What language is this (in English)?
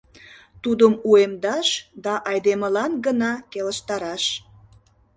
Mari